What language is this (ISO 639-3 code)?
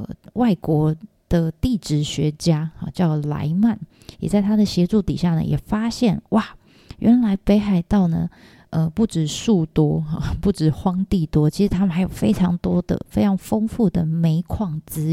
zho